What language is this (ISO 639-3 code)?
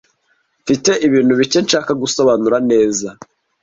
kin